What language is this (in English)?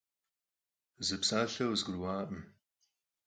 Kabardian